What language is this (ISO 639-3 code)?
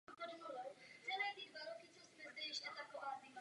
ces